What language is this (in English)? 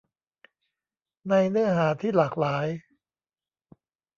Thai